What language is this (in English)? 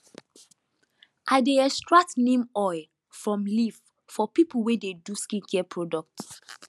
Nigerian Pidgin